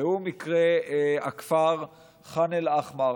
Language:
Hebrew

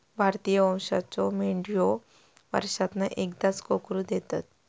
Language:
Marathi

